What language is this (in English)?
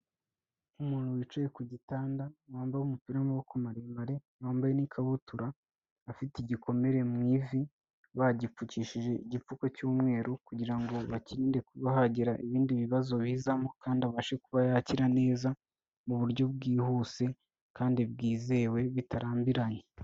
Kinyarwanda